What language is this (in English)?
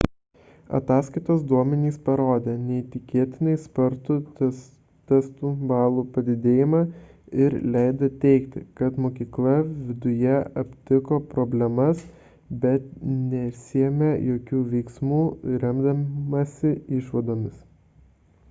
Lithuanian